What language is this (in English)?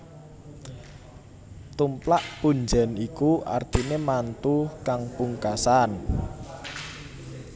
Javanese